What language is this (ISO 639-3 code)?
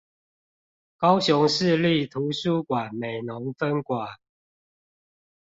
zho